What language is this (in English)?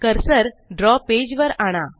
Marathi